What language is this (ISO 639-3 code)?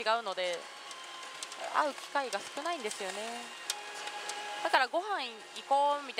jpn